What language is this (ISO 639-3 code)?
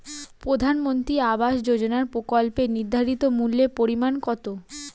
ben